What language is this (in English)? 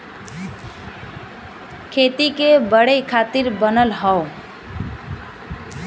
Bhojpuri